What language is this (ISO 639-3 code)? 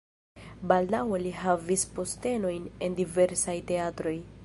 epo